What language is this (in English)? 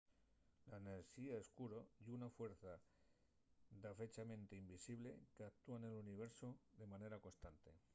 Asturian